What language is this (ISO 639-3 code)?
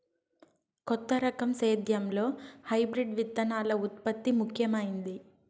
tel